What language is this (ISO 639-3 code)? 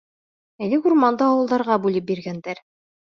bak